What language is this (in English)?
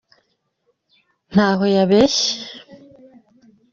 Kinyarwanda